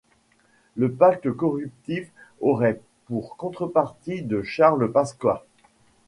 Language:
French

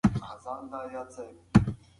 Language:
Pashto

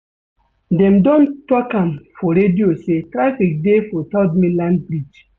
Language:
Nigerian Pidgin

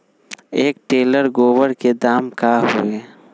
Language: Magahi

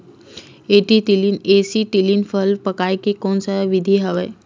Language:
Chhattisgarhi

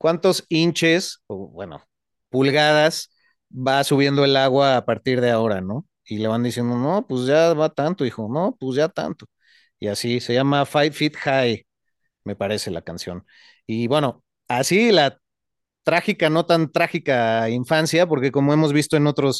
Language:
Spanish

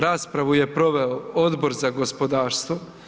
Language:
Croatian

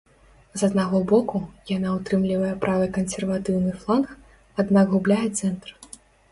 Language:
Belarusian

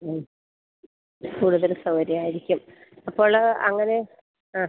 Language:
Malayalam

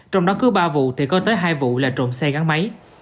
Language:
Vietnamese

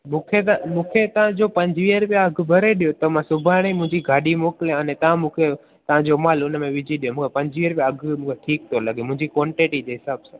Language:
Sindhi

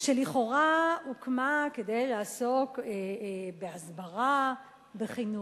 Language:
Hebrew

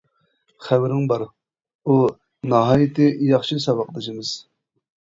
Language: Uyghur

